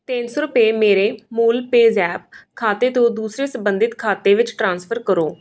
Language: Punjabi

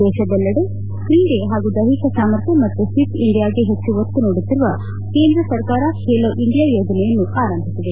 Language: Kannada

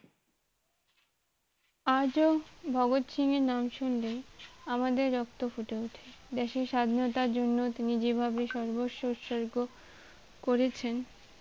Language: Bangla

